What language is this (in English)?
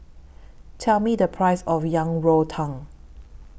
English